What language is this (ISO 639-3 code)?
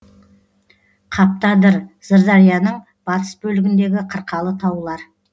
kaz